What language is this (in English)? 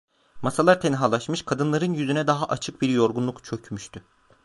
Turkish